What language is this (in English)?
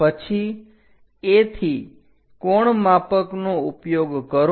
Gujarati